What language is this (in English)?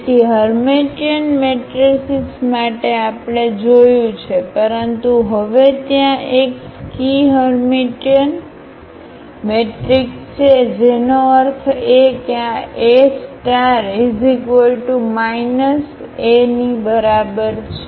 Gujarati